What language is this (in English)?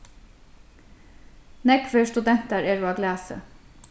Faroese